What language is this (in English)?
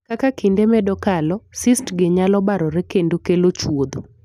Luo (Kenya and Tanzania)